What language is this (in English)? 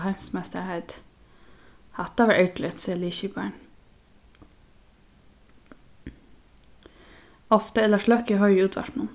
Faroese